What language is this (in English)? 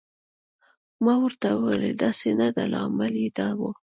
Pashto